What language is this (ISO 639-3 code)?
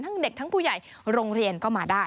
tha